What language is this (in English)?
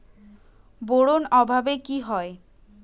Bangla